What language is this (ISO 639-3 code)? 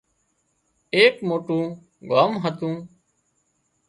kxp